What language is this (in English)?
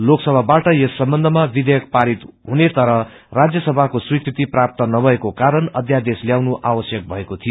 Nepali